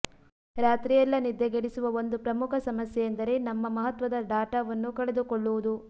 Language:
Kannada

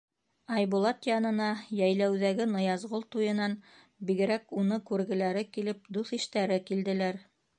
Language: Bashkir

